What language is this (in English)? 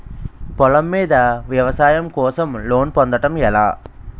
Telugu